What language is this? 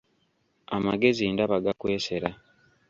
Ganda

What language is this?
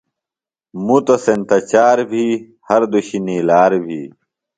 Phalura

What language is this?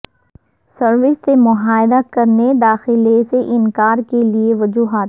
Urdu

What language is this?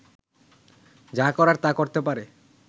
Bangla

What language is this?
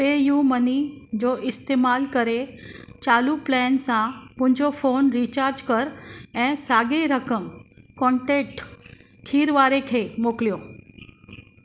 Sindhi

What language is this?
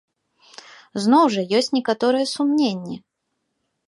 Belarusian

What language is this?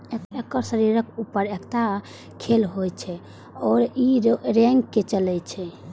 Maithili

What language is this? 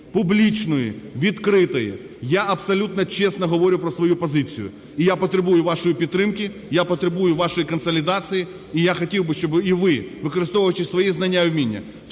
Ukrainian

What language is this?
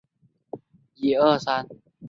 Chinese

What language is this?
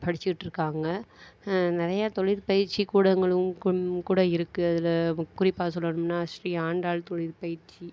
Tamil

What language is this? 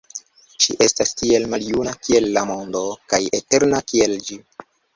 Esperanto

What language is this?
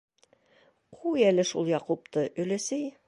Bashkir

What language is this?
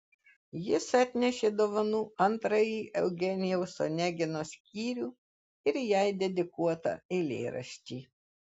Lithuanian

